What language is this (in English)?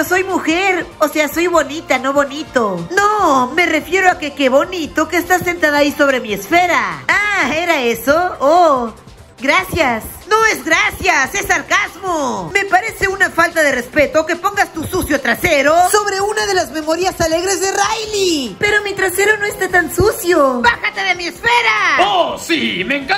Spanish